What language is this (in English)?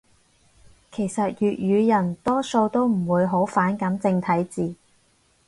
Cantonese